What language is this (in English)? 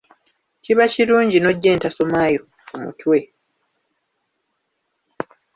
Ganda